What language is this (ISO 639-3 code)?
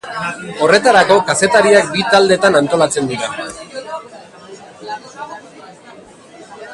eus